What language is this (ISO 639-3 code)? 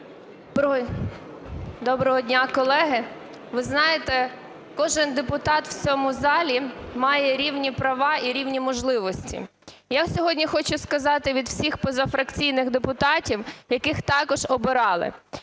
ukr